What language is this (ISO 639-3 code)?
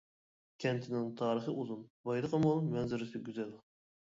uig